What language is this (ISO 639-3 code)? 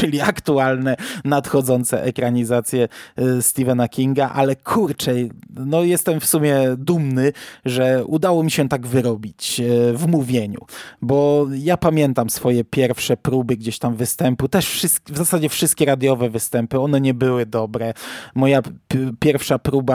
pol